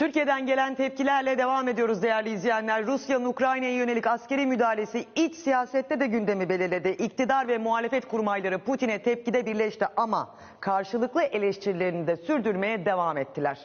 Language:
Turkish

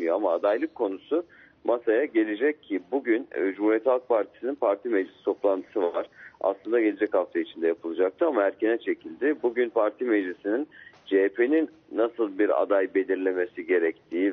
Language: Turkish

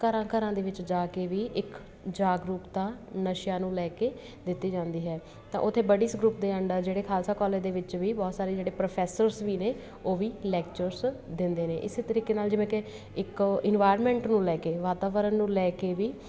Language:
Punjabi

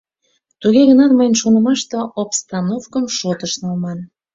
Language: Mari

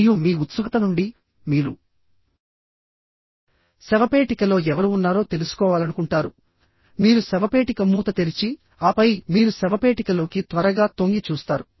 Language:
Telugu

